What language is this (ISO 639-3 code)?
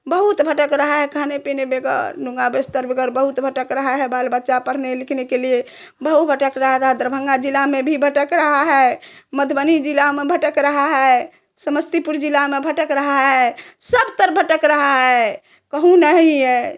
hin